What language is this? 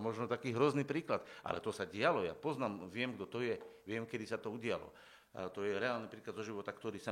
Slovak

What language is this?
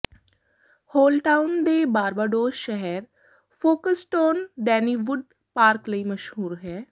Punjabi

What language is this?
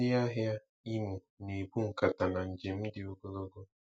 Igbo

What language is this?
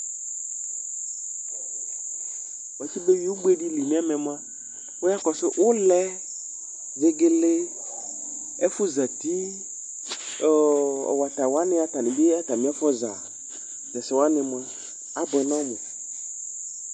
Ikposo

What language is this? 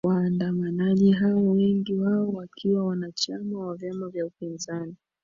Swahili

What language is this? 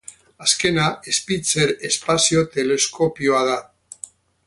Basque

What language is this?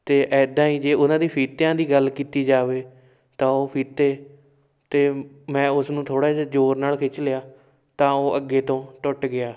Punjabi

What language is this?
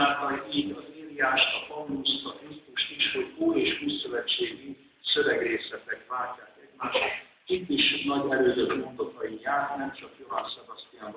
Hungarian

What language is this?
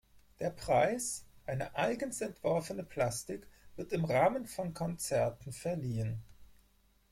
German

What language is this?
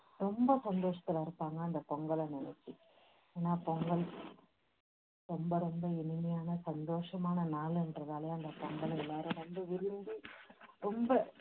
Tamil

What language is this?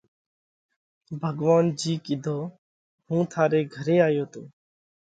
Parkari Koli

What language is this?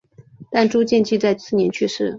Chinese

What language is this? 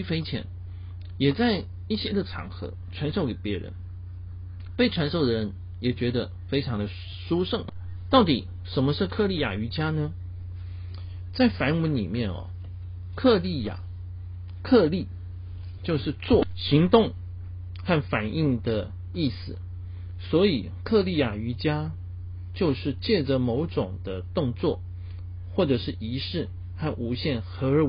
Chinese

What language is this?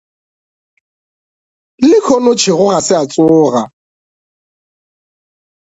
Northern Sotho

